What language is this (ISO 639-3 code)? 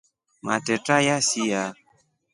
rof